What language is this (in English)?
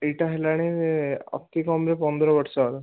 Odia